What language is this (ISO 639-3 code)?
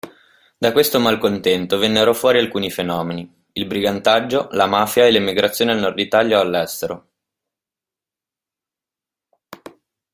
ita